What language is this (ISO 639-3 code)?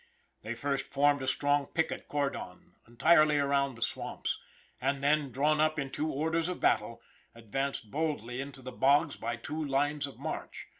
eng